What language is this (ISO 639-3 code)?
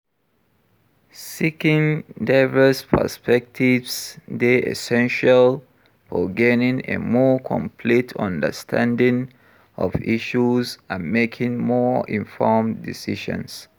pcm